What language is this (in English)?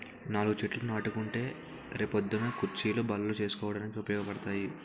Telugu